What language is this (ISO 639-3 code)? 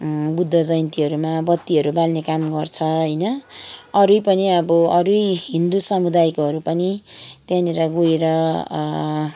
nep